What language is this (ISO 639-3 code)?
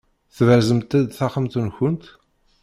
kab